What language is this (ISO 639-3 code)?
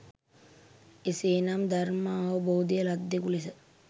sin